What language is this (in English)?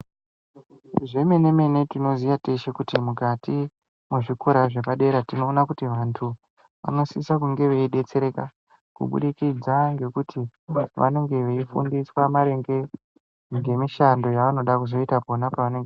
Ndau